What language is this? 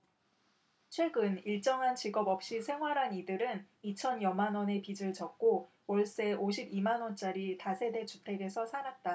Korean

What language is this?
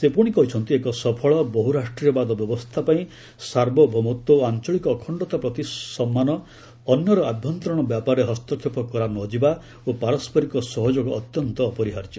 Odia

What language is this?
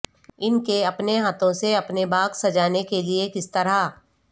Urdu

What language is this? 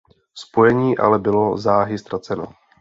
Czech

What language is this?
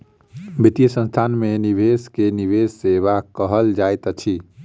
Maithili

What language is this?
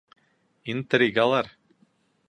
Bashkir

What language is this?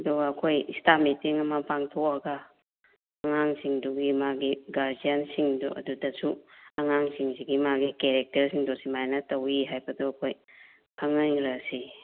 Manipuri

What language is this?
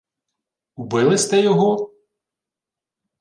Ukrainian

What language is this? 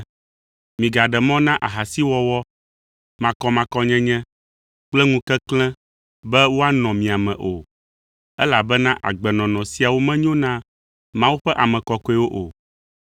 Ewe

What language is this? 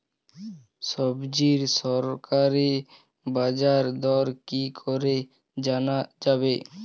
Bangla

